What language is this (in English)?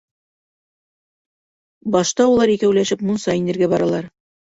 Bashkir